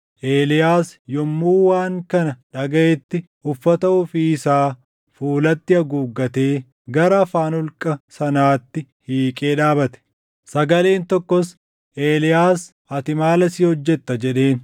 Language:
Oromo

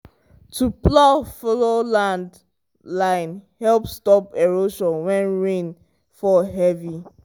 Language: Nigerian Pidgin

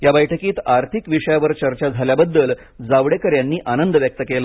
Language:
Marathi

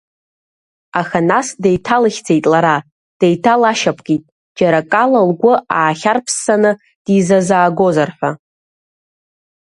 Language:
Abkhazian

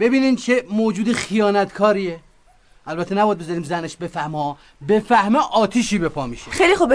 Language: Persian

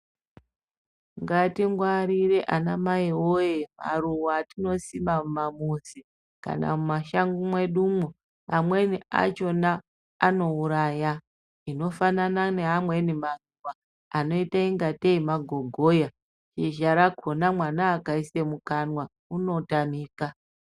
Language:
Ndau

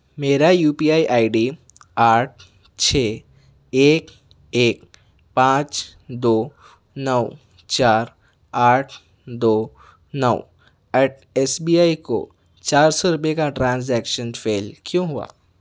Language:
Urdu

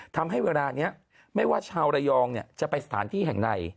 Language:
Thai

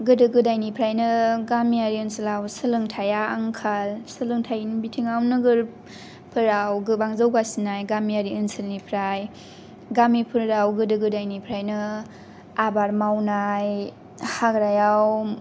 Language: Bodo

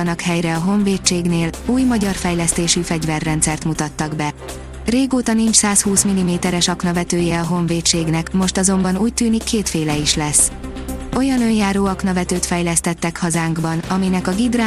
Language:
Hungarian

